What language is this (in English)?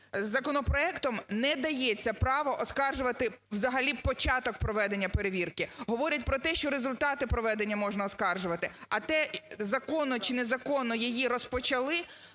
Ukrainian